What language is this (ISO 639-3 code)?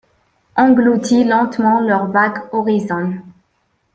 fra